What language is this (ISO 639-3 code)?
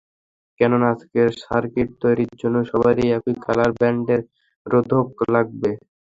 ben